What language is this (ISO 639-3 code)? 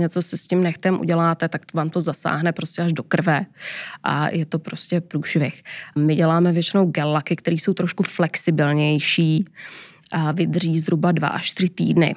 ces